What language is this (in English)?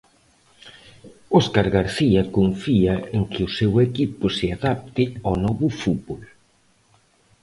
Galician